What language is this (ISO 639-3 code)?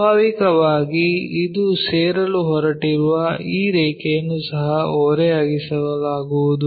kan